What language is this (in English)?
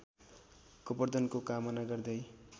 Nepali